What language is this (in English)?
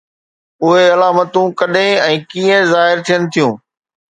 Sindhi